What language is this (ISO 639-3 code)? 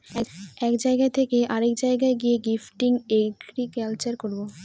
ben